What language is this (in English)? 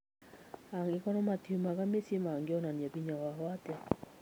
Kikuyu